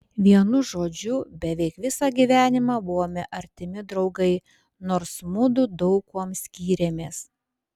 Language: Lithuanian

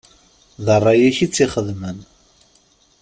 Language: Kabyle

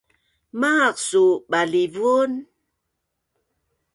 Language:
Bunun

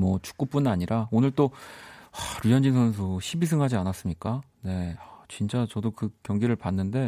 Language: Korean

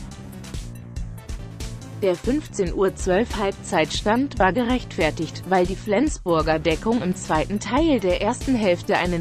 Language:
German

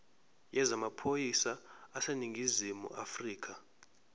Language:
Zulu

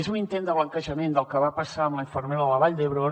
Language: Catalan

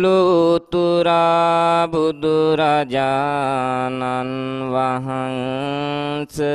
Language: Italian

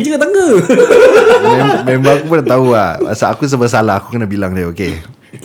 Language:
Malay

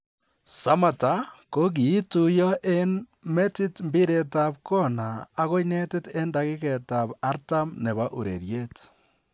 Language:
Kalenjin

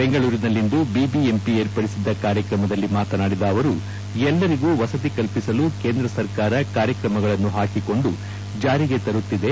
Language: Kannada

